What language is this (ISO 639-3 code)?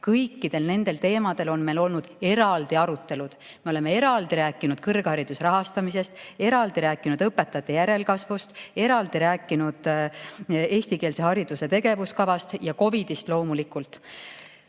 est